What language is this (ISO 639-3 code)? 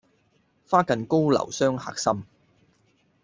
yue